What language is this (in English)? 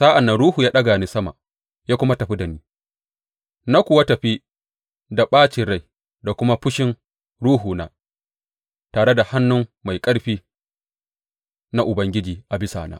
Hausa